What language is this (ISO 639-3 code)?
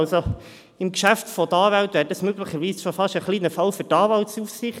gsw